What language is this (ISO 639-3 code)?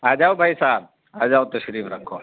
urd